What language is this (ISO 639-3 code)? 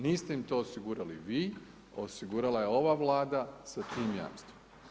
hrv